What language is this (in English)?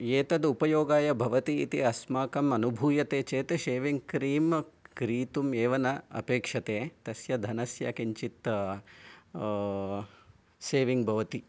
Sanskrit